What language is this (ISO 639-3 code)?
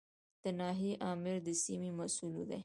pus